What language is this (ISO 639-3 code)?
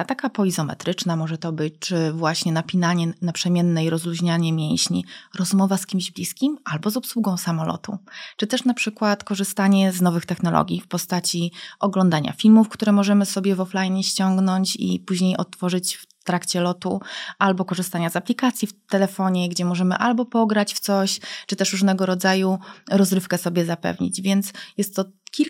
pol